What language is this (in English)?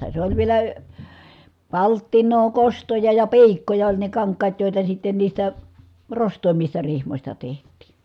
Finnish